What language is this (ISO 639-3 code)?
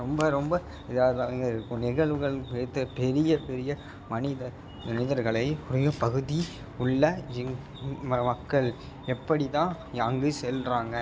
tam